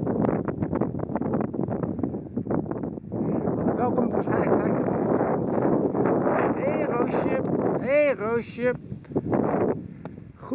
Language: Dutch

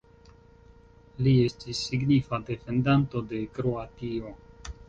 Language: Esperanto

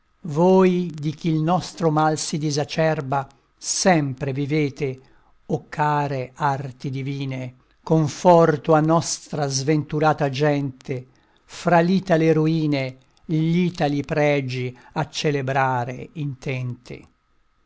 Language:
Italian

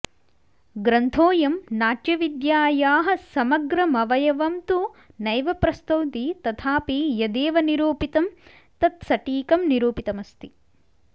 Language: Sanskrit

